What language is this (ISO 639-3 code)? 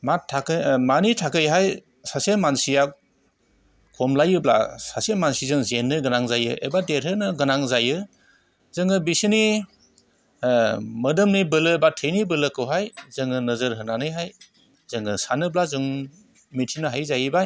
brx